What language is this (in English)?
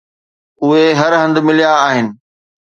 Sindhi